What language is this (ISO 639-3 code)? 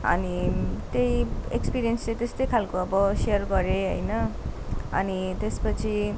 nep